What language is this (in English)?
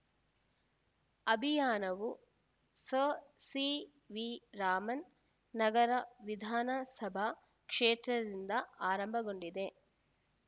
Kannada